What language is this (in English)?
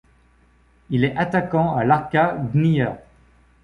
French